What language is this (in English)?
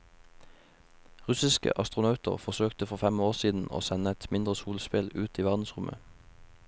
Norwegian